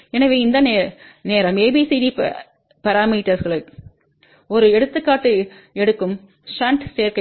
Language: Tamil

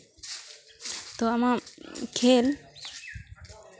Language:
Santali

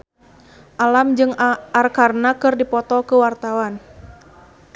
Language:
Sundanese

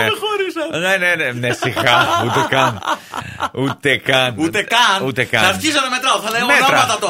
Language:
Greek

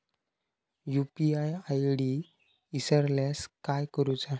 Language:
Marathi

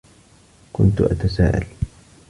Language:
Arabic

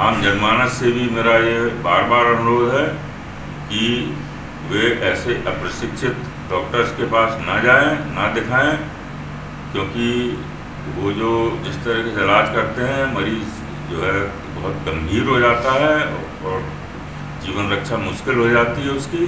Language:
Hindi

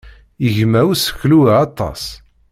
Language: Kabyle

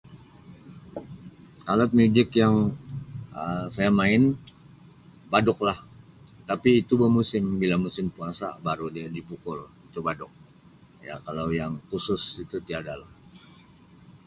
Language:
Sabah Malay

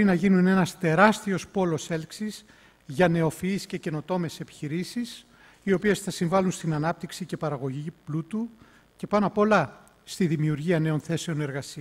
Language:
Greek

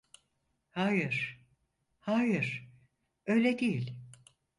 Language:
Turkish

